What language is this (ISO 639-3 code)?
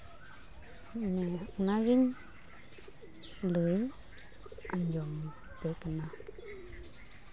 sat